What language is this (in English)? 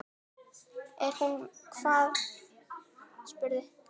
Icelandic